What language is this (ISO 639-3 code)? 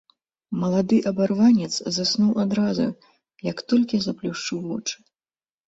bel